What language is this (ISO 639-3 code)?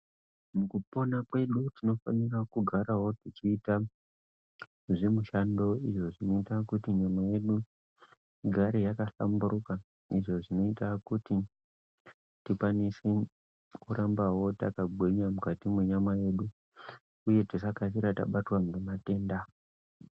ndc